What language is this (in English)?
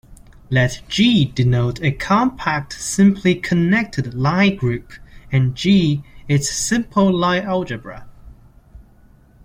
English